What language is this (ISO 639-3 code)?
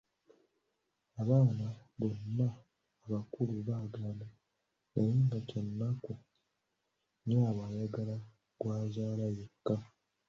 lug